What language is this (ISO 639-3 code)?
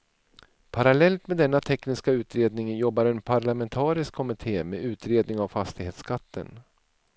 swe